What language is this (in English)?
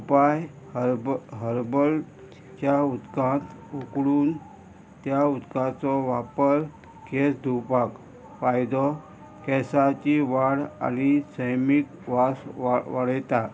Konkani